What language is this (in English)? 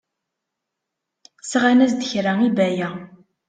Kabyle